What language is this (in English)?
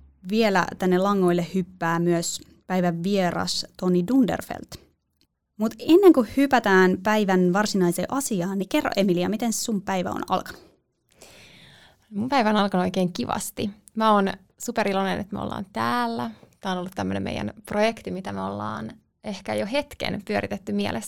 Finnish